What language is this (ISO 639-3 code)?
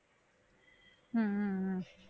tam